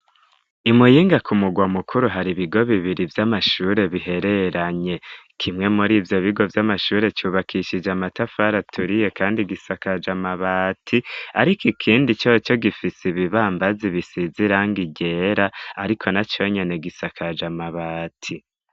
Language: Rundi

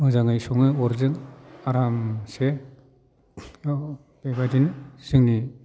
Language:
Bodo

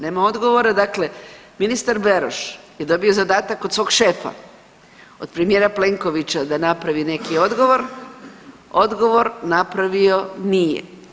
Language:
Croatian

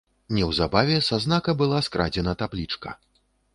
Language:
Belarusian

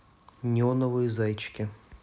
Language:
Russian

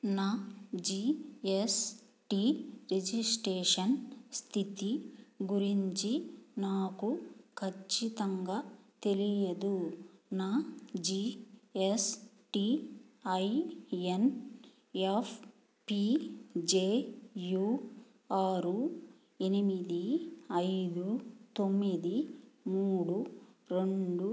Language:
Telugu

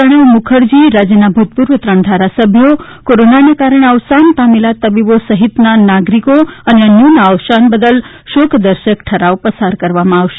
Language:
Gujarati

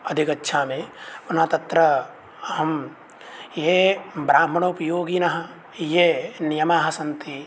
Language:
Sanskrit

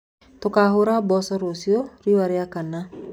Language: Kikuyu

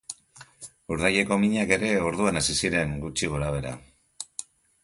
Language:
Basque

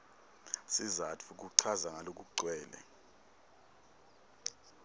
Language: Swati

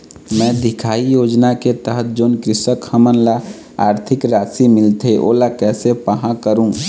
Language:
Chhattisgarhi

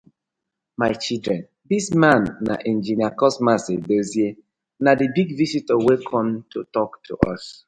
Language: Nigerian Pidgin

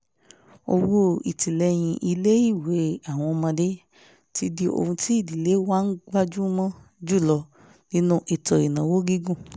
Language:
Yoruba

